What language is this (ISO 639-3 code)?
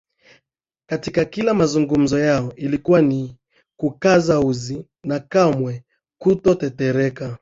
swa